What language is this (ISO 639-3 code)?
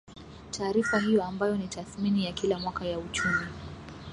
swa